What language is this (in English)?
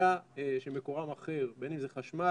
Hebrew